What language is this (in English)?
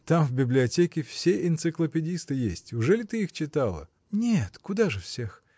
Russian